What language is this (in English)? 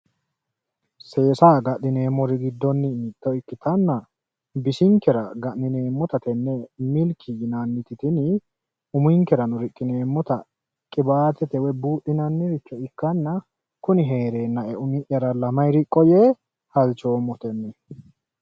Sidamo